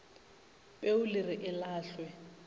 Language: Northern Sotho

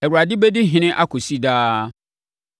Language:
Akan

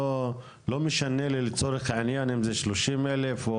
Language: Hebrew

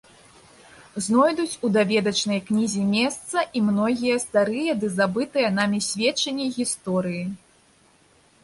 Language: Belarusian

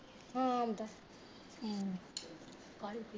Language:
Punjabi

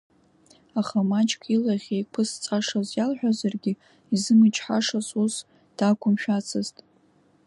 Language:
Abkhazian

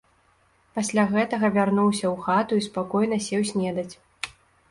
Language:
Belarusian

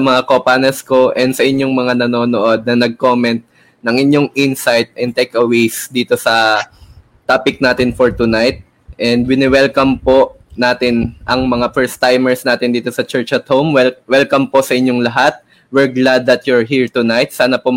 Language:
Filipino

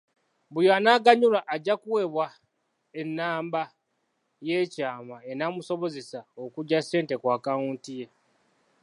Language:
Ganda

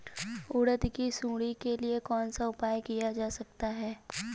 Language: Hindi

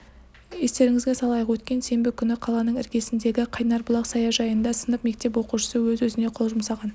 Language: Kazakh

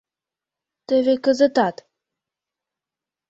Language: Mari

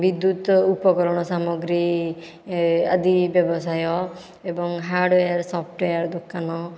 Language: Odia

